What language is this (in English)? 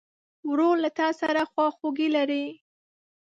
Pashto